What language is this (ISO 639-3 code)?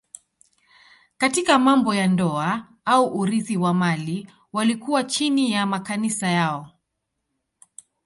swa